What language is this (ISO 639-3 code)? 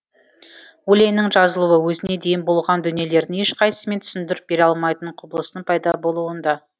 kaz